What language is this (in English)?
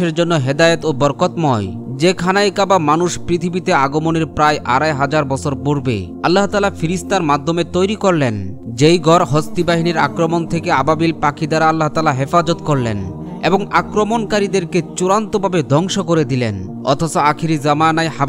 Arabic